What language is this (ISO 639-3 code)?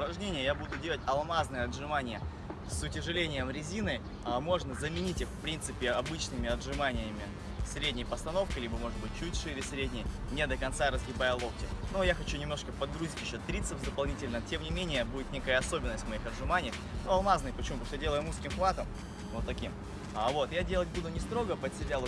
rus